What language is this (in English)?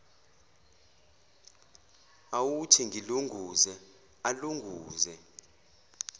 Zulu